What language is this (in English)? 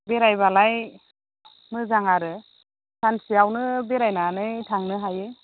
Bodo